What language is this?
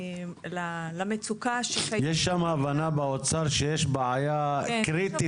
Hebrew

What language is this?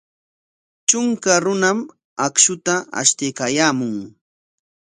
Corongo Ancash Quechua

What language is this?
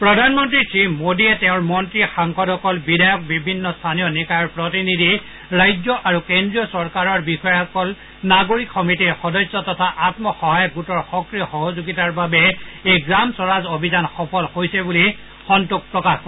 Assamese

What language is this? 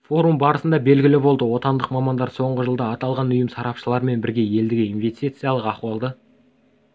Kazakh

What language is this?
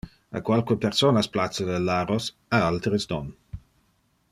Interlingua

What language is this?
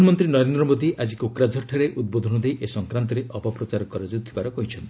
Odia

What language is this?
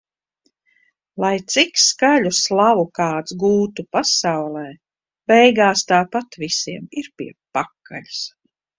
Latvian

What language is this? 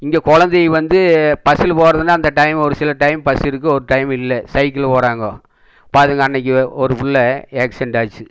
Tamil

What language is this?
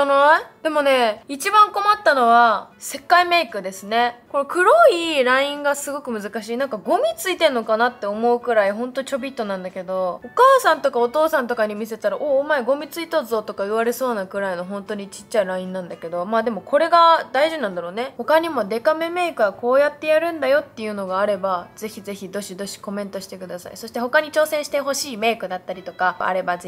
Japanese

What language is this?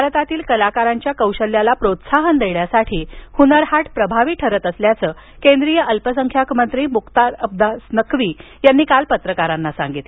Marathi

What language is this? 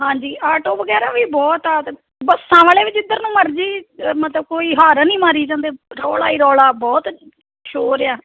Punjabi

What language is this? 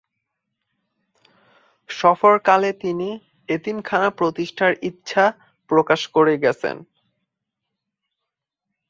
Bangla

